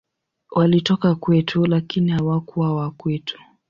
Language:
Swahili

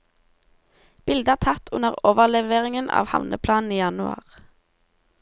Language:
Norwegian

